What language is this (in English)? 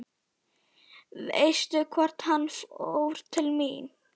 Icelandic